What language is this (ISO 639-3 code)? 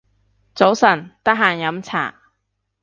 yue